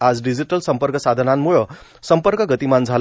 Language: Marathi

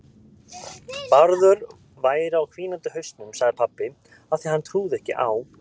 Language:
Icelandic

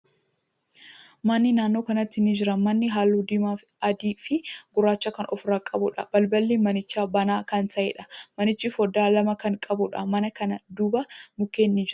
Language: Oromo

